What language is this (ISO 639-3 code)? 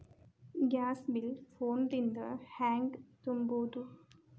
kan